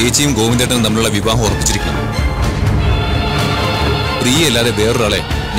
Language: Arabic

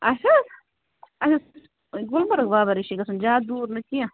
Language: Kashmiri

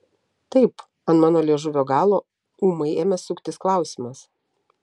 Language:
Lithuanian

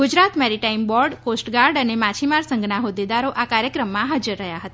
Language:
Gujarati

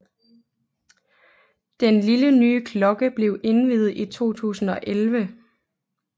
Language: Danish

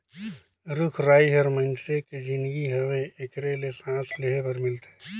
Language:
Chhattisgarhi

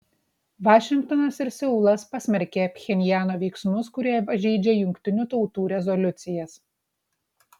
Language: Lithuanian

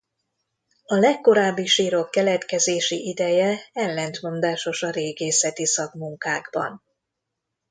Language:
Hungarian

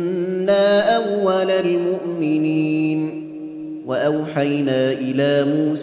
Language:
Arabic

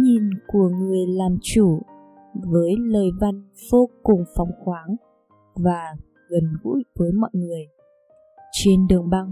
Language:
Vietnamese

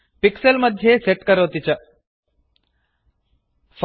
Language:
Sanskrit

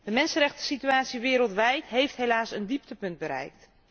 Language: Dutch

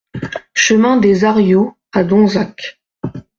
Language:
French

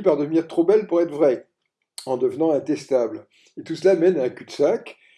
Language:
French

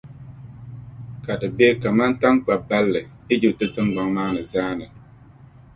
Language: Dagbani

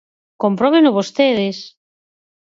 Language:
Galician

